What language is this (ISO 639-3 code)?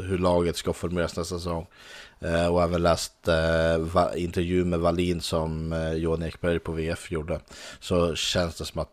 swe